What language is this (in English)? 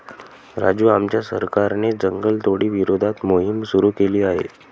Marathi